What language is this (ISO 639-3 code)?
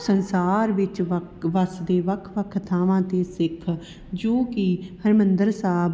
pan